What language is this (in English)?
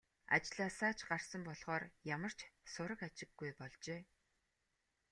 Mongolian